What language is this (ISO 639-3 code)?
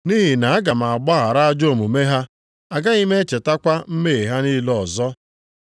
ibo